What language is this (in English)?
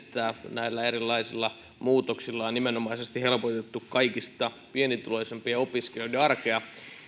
Finnish